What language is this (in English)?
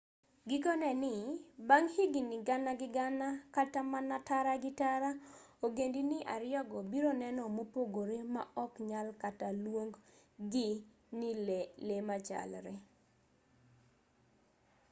Luo (Kenya and Tanzania)